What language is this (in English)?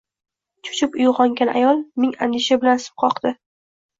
Uzbek